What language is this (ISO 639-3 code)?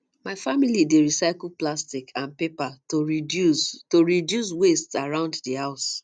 pcm